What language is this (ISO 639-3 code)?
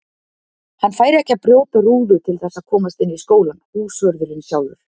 isl